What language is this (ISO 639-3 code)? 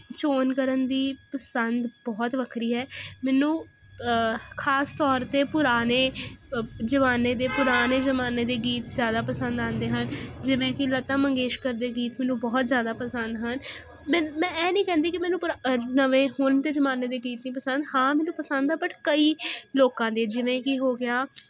pan